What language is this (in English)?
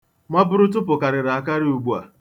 Igbo